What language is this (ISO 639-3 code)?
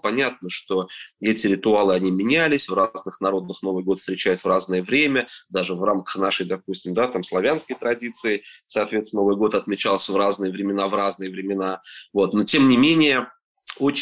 rus